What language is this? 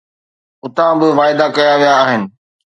Sindhi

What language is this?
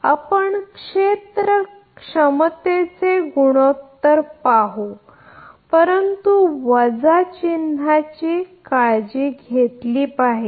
Marathi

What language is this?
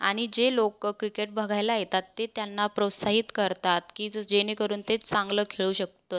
Marathi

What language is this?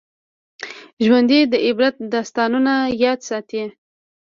Pashto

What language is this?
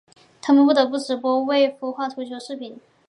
Chinese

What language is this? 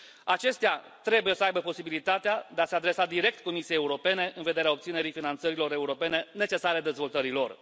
Romanian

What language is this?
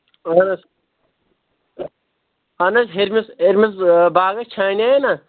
Kashmiri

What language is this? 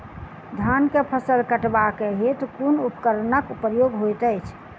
Maithili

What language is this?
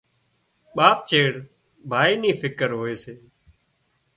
Wadiyara Koli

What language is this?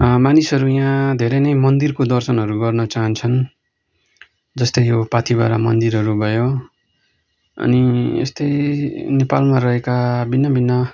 Nepali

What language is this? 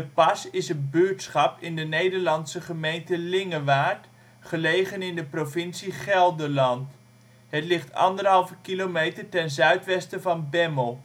Dutch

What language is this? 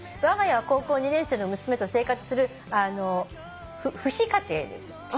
Japanese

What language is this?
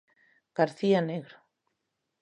Galician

